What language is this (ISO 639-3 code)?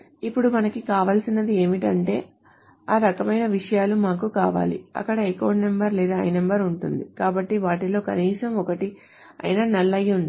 tel